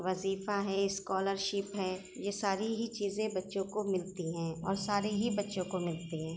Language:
Urdu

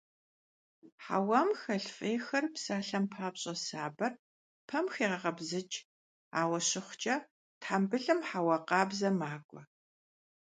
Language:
Kabardian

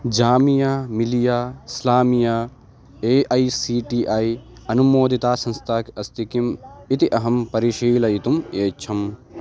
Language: Sanskrit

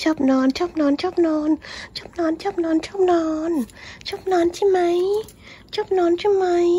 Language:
Thai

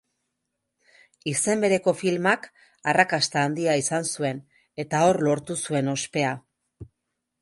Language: Basque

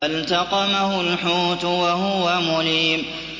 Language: Arabic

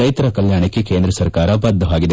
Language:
Kannada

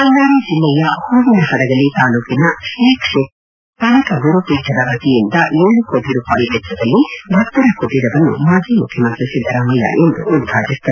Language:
Kannada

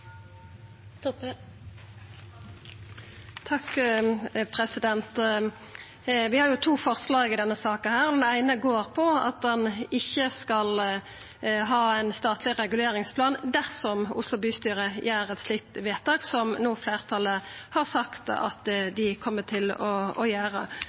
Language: Norwegian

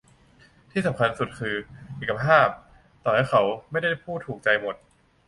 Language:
Thai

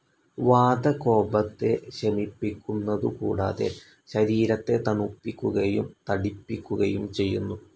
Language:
Malayalam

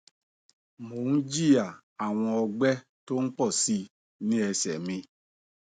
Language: Yoruba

